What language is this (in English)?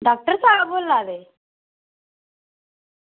Dogri